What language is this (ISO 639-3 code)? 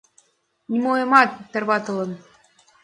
chm